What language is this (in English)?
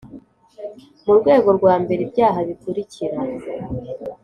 Kinyarwanda